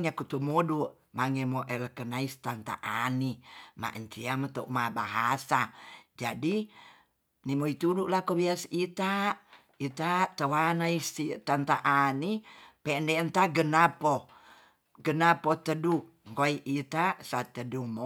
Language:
Tonsea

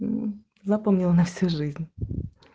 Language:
Russian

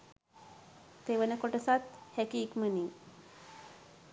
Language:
Sinhala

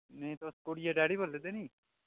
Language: Dogri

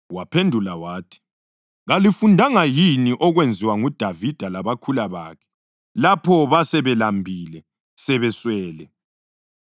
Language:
North Ndebele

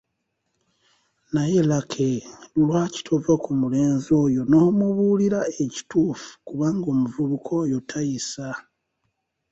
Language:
Ganda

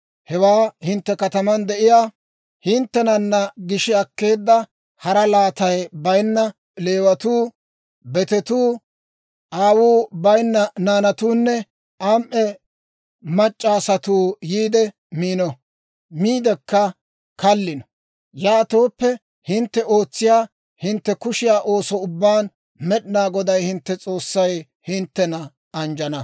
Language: Dawro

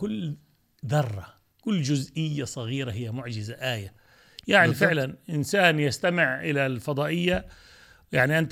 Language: Arabic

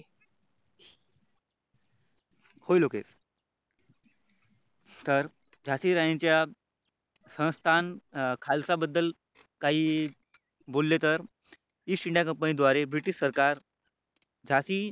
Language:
Marathi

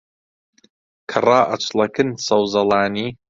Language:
Central Kurdish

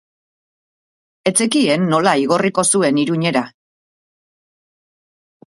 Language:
Basque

